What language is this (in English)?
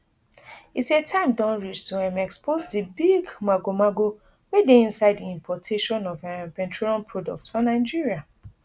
Nigerian Pidgin